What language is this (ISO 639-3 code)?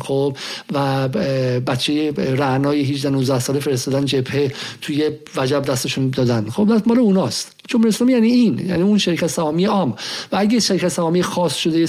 fas